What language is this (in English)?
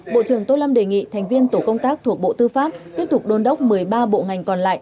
Vietnamese